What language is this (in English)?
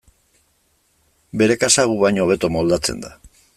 Basque